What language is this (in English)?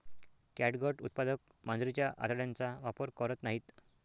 Marathi